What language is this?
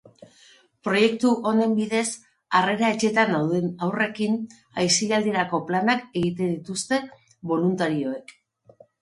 Basque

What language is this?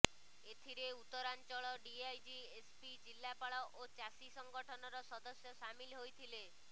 Odia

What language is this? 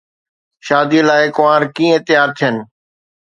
Sindhi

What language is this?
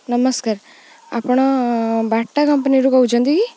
Odia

